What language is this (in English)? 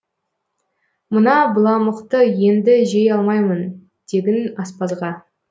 Kazakh